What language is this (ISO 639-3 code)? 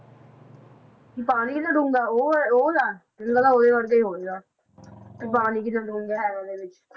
pan